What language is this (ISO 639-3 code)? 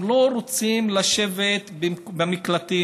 heb